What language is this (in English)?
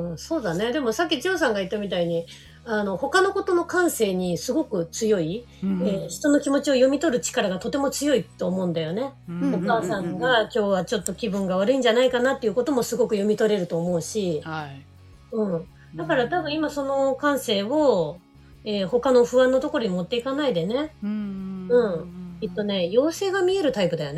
Japanese